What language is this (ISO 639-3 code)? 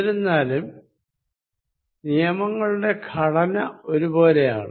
mal